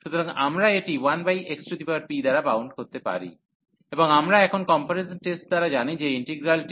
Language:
Bangla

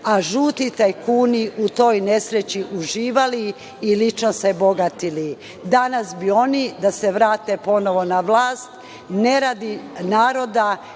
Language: Serbian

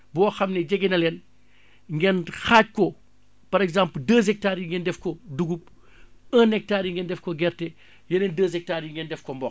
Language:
Wolof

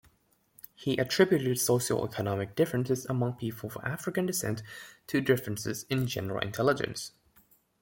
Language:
English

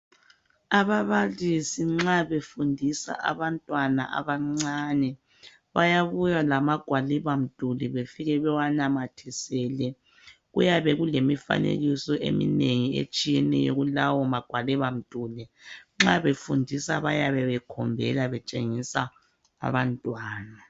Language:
North Ndebele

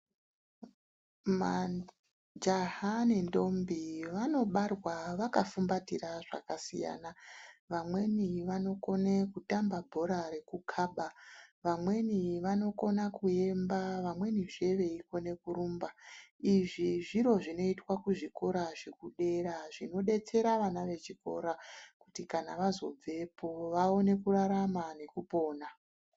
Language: Ndau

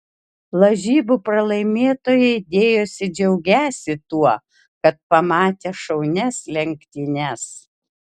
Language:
Lithuanian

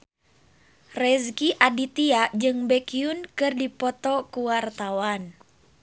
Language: Sundanese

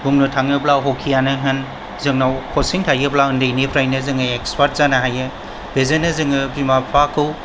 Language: Bodo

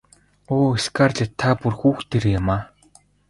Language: Mongolian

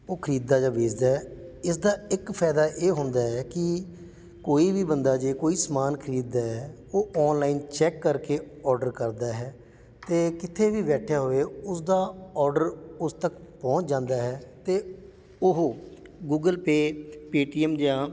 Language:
Punjabi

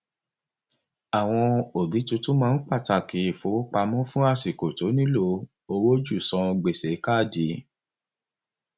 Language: Yoruba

